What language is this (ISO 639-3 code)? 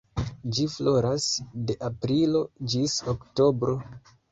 epo